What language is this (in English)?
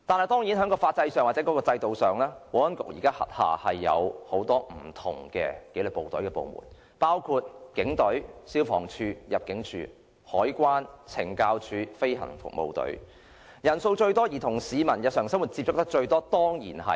Cantonese